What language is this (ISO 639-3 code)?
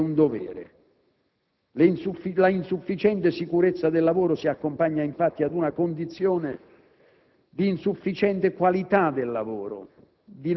ita